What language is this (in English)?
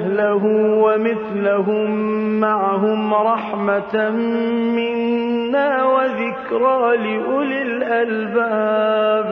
Arabic